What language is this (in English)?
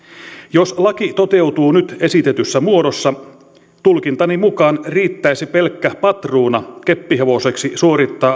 Finnish